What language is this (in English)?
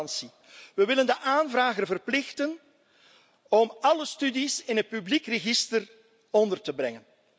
Dutch